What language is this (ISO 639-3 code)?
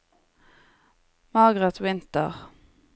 nor